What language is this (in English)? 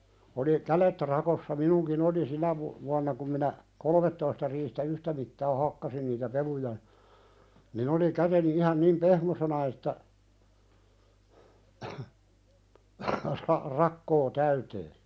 Finnish